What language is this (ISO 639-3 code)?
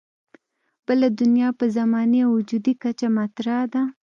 pus